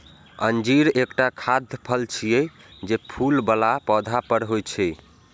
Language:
Maithili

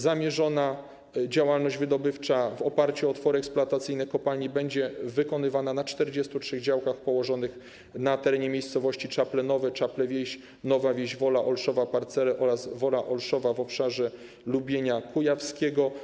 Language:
Polish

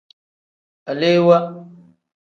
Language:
Tem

